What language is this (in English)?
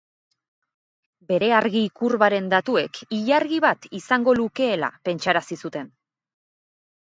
Basque